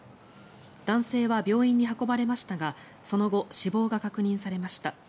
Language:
Japanese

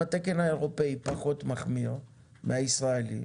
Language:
Hebrew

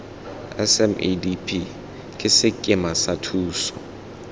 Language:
Tswana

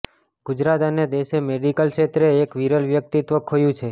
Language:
Gujarati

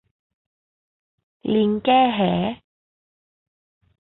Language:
Thai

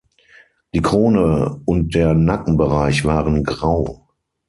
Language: German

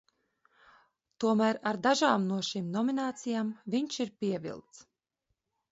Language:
Latvian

